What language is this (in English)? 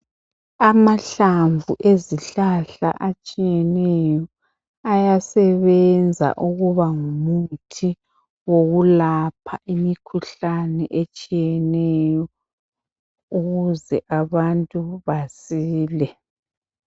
North Ndebele